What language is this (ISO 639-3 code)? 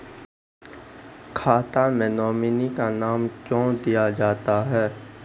mai